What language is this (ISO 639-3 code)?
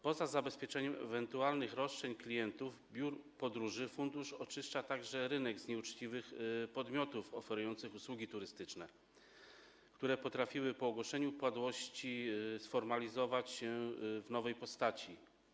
pol